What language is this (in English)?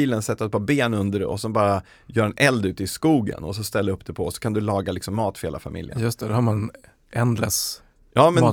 Swedish